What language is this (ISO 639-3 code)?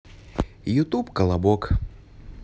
rus